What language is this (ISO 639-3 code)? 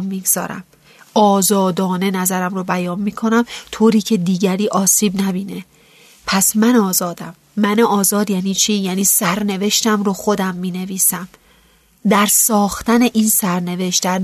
fas